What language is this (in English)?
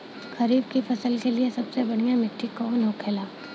Bhojpuri